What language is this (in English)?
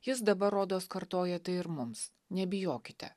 Lithuanian